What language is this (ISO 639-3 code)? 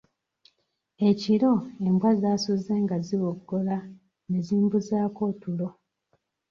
lug